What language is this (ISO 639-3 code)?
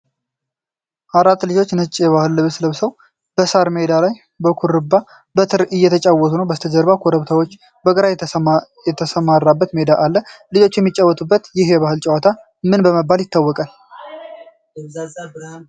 amh